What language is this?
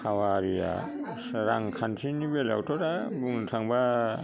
Bodo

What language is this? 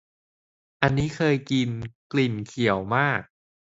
Thai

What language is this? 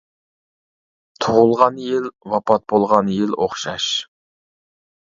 Uyghur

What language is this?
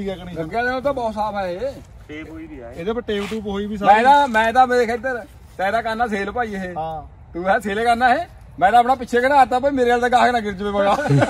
Punjabi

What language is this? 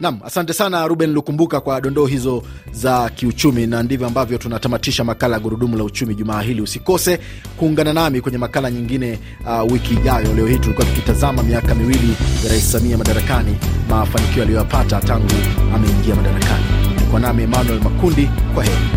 Swahili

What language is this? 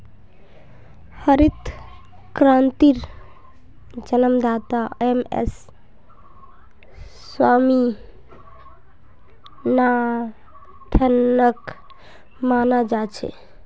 Magahi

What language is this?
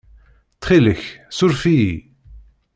Kabyle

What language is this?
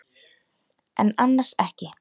Icelandic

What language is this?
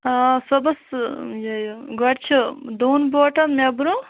Kashmiri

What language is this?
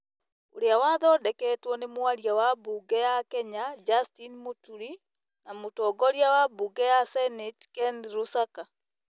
Kikuyu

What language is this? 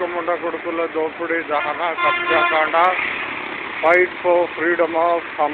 Telugu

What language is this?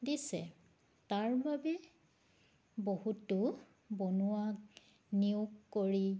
Assamese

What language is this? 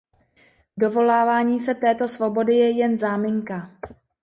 Czech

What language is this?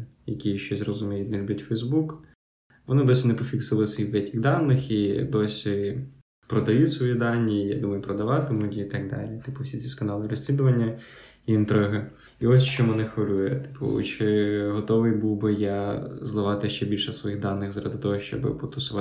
Ukrainian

